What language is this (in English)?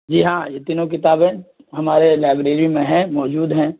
Urdu